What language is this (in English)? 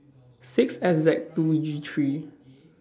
English